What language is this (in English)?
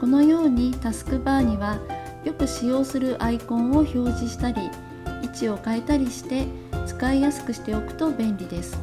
Japanese